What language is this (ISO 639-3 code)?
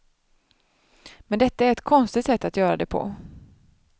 swe